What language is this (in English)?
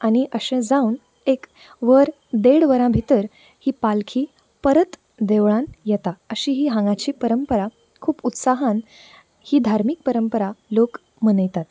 Konkani